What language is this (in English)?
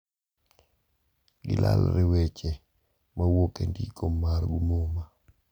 Luo (Kenya and Tanzania)